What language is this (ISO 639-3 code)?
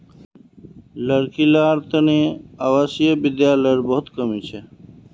mag